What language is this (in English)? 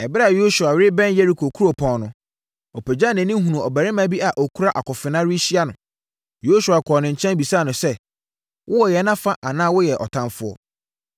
Akan